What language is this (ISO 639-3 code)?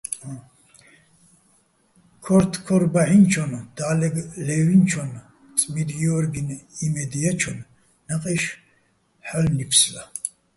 bbl